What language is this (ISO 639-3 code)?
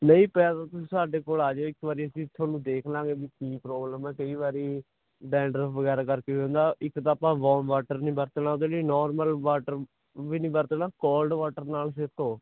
pan